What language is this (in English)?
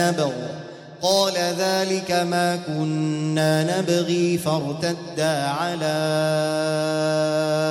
Arabic